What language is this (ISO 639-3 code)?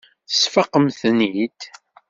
kab